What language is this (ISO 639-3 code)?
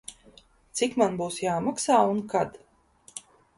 lav